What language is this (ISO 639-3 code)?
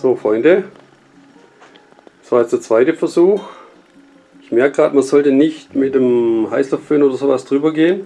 deu